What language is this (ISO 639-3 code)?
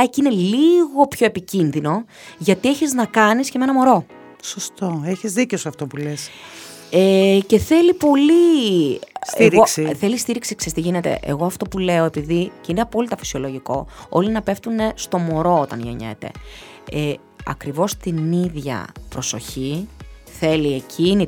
ell